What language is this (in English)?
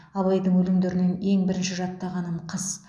Kazakh